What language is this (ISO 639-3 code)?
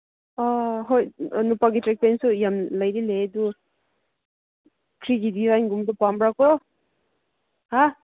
mni